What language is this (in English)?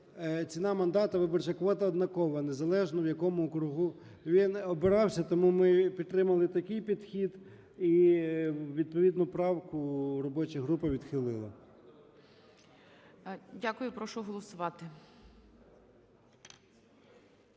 Ukrainian